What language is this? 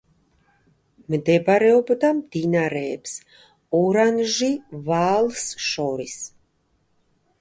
Georgian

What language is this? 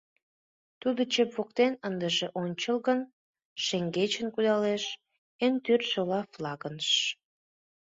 Mari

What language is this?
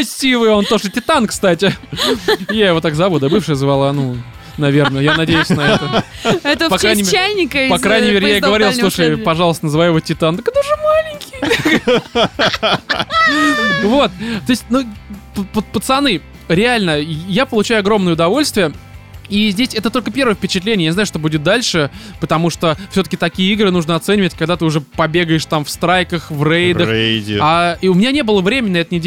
Russian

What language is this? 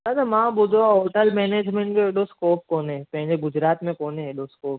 Sindhi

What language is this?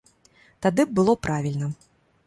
Belarusian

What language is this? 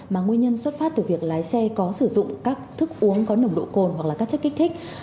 Vietnamese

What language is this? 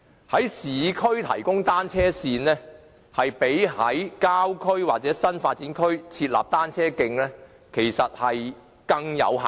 Cantonese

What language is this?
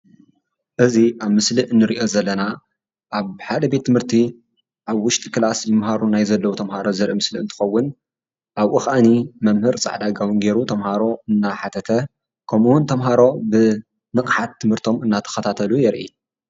Tigrinya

